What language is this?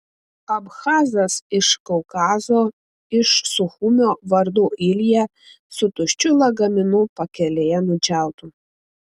Lithuanian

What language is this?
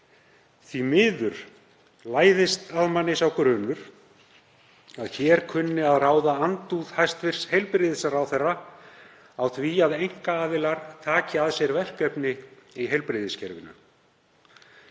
Icelandic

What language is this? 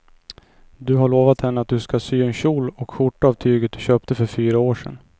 Swedish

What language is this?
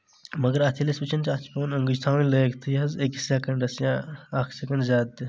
Kashmiri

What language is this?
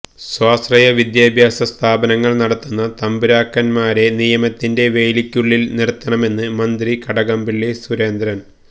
Malayalam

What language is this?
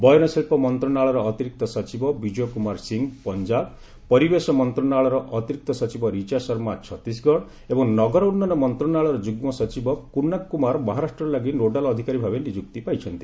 Odia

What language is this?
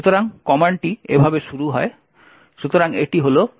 Bangla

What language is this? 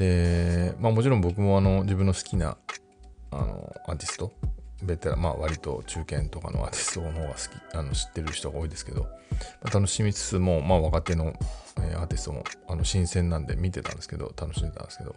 Japanese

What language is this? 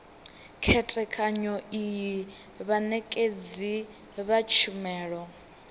Venda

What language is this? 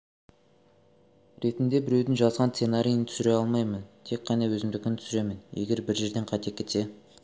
Kazakh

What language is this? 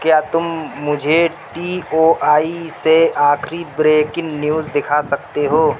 Urdu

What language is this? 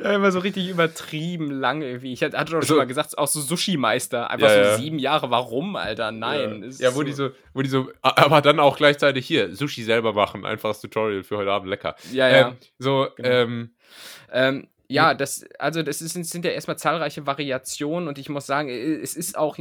German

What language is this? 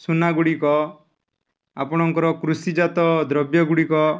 Odia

